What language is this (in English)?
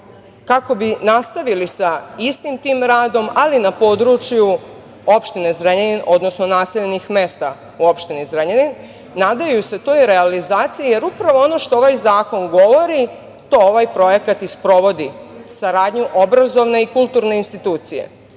Serbian